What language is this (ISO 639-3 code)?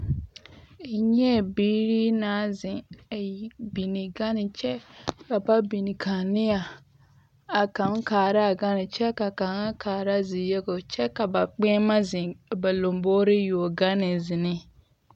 dga